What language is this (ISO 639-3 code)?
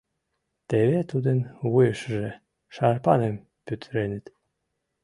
chm